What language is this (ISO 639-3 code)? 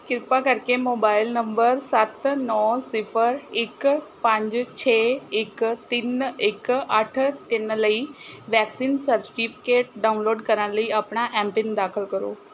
pan